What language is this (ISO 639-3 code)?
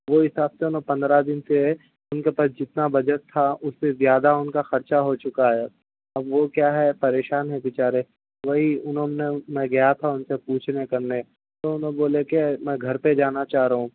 urd